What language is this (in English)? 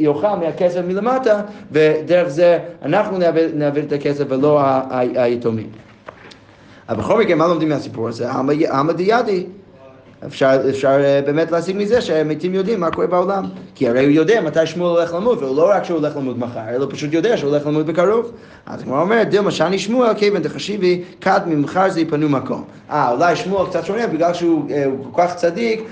Hebrew